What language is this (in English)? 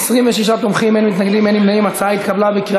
Hebrew